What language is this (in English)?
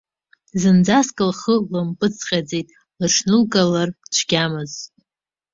Abkhazian